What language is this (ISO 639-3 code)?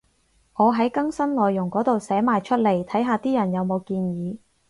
yue